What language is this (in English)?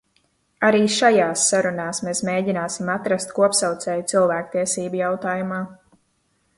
Latvian